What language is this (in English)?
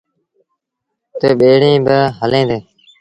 Sindhi Bhil